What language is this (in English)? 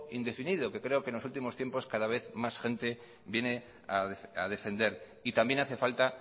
Spanish